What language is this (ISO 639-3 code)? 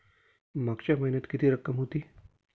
mar